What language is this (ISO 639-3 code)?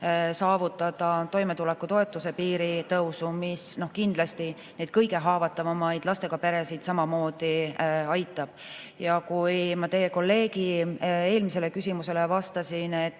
est